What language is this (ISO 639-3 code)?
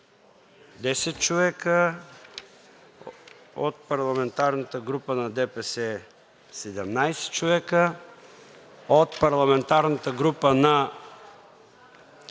bul